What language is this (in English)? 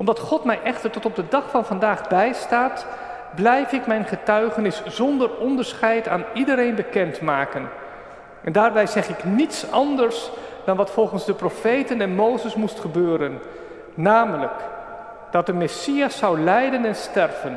Dutch